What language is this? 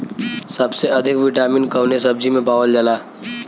Bhojpuri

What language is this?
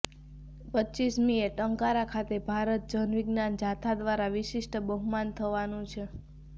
Gujarati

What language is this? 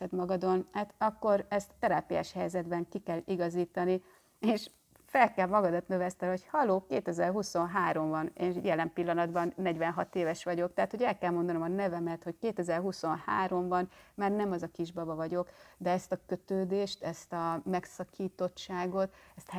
Hungarian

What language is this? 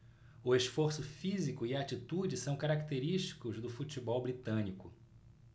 Portuguese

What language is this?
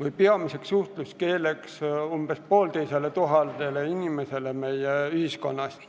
Estonian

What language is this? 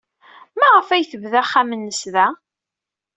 Kabyle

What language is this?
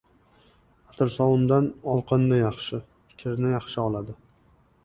Uzbek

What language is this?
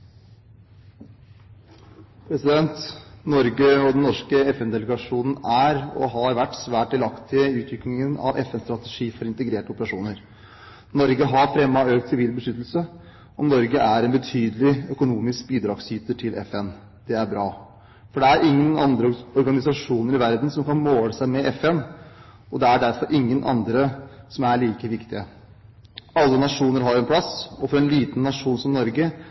Norwegian Bokmål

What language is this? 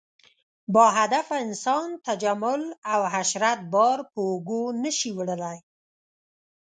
Pashto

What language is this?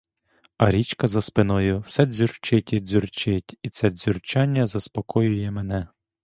Ukrainian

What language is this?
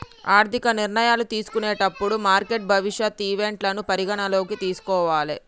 Telugu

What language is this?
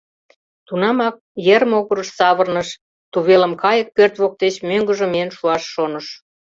Mari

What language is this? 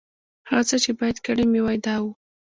Pashto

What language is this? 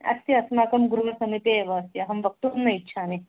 Sanskrit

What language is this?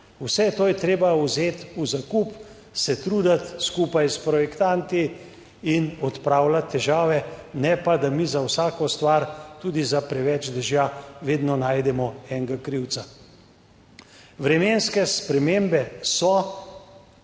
Slovenian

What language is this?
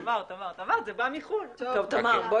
Hebrew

